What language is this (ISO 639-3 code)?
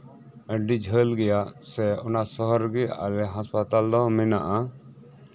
sat